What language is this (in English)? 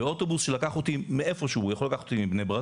Hebrew